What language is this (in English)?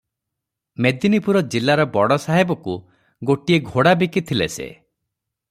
Odia